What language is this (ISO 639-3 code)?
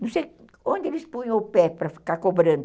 por